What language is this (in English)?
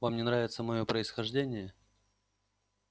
Russian